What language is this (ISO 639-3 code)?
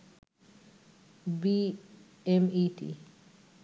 ben